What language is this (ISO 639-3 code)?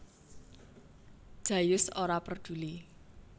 jav